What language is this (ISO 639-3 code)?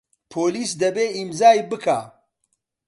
ckb